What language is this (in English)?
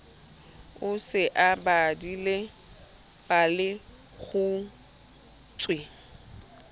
Southern Sotho